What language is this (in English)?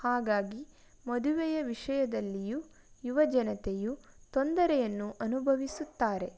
Kannada